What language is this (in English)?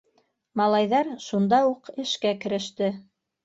Bashkir